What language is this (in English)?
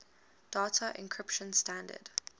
English